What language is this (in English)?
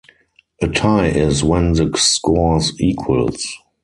English